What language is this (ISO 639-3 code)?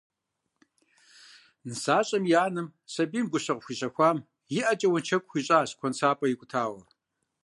kbd